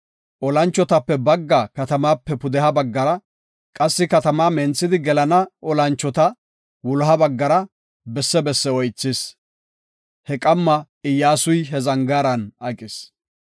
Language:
Gofa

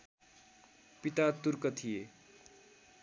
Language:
Nepali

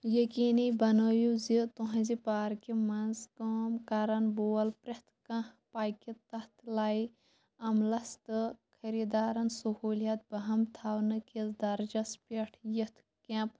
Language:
Kashmiri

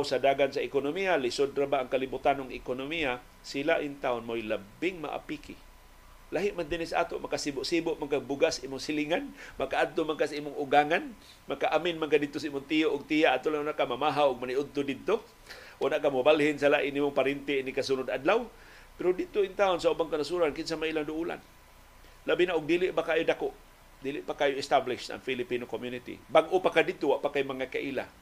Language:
Filipino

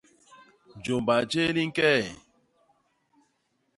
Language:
Basaa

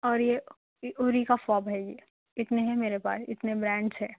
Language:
Urdu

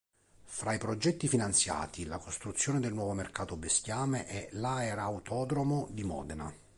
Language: Italian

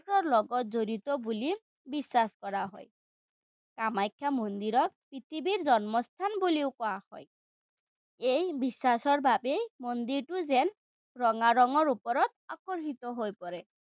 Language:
Assamese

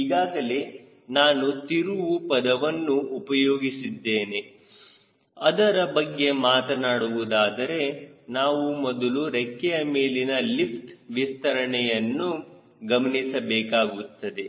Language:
Kannada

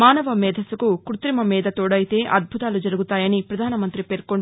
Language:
Telugu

